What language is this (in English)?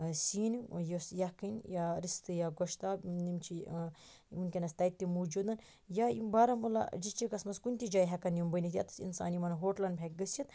Kashmiri